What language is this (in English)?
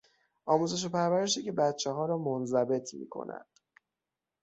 Persian